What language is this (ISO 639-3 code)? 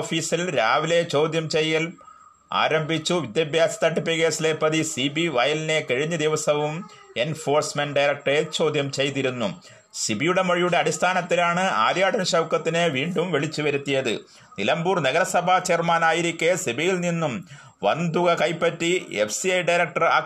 mal